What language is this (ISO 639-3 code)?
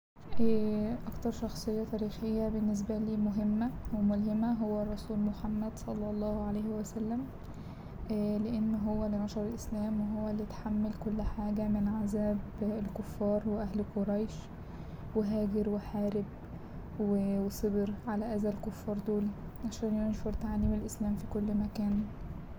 arz